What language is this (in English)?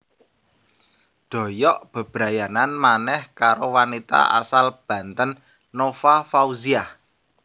Javanese